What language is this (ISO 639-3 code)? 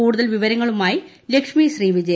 mal